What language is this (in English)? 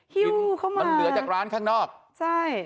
Thai